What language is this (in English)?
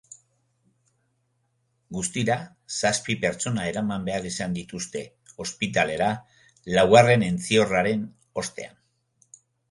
Basque